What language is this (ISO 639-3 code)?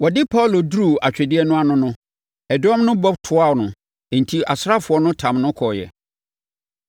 aka